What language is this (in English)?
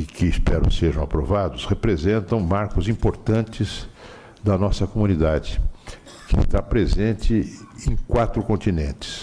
Portuguese